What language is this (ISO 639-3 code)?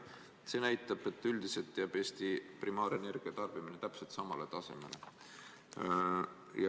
est